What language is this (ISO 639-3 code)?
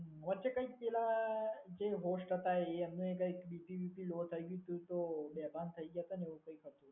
guj